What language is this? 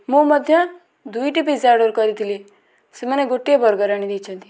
Odia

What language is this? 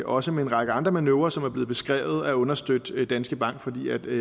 Danish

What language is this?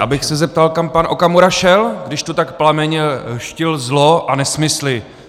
Czech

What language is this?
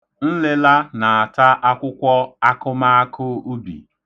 Igbo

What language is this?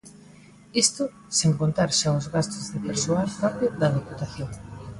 Galician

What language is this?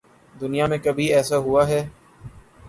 Urdu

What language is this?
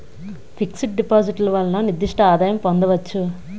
Telugu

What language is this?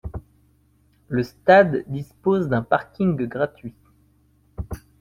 French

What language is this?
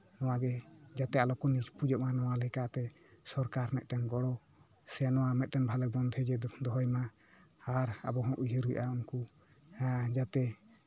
Santali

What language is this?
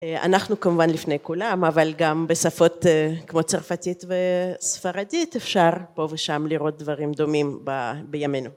Hebrew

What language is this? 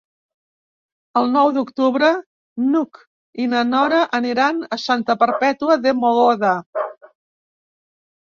Catalan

